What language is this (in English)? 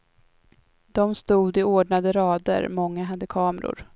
Swedish